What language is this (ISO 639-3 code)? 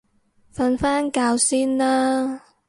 yue